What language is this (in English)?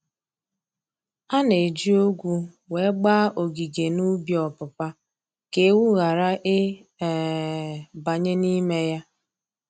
Igbo